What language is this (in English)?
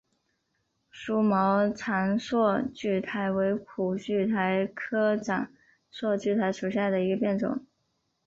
Chinese